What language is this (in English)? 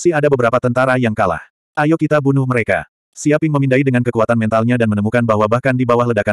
Indonesian